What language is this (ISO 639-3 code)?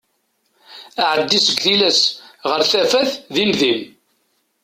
kab